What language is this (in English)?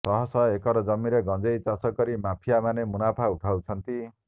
Odia